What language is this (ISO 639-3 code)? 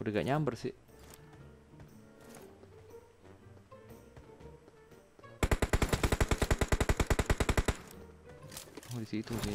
ind